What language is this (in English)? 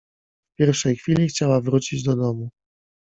Polish